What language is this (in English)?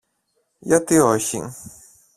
Greek